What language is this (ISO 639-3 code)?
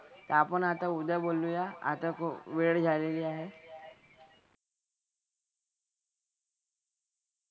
mar